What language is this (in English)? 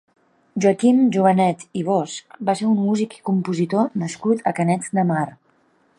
Catalan